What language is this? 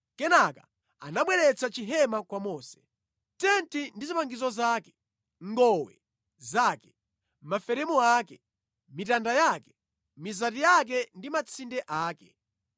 Nyanja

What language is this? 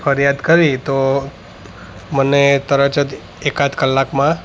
Gujarati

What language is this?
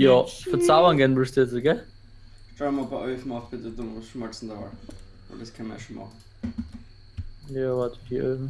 German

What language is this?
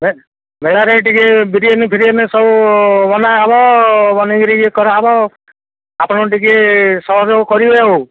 Odia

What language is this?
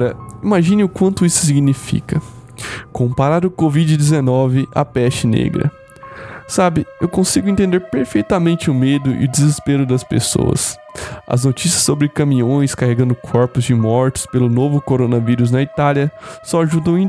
Portuguese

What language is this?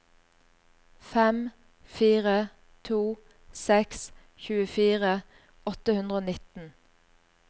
Norwegian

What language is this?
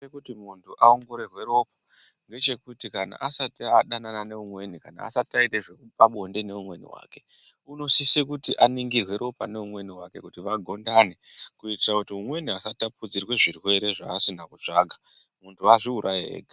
Ndau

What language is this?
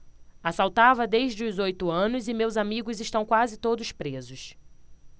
Portuguese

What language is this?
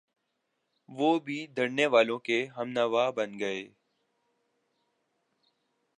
Urdu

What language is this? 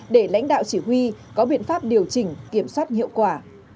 Vietnamese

